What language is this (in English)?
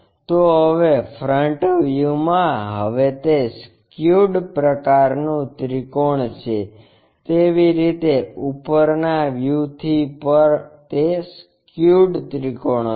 Gujarati